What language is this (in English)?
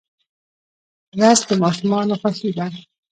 Pashto